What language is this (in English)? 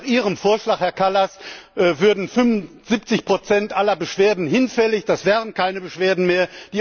German